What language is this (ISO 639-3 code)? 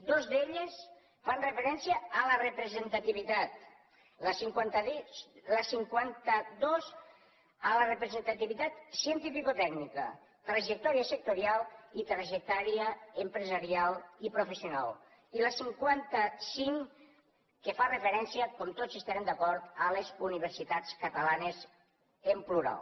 cat